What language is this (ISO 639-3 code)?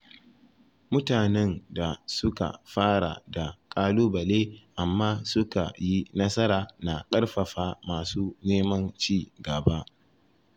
hau